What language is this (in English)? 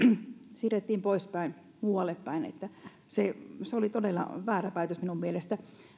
Finnish